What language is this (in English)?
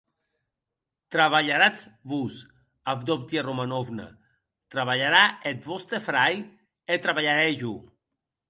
Occitan